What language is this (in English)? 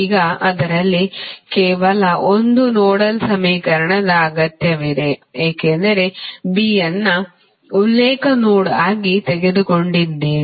Kannada